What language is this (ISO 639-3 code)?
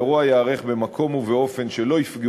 heb